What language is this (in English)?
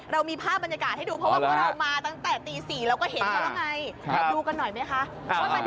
Thai